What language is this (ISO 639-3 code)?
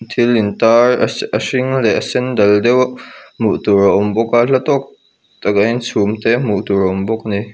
lus